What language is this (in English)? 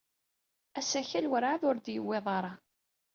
Kabyle